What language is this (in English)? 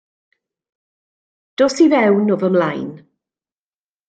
Welsh